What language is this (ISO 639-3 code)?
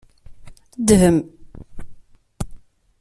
kab